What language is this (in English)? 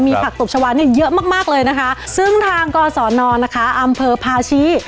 Thai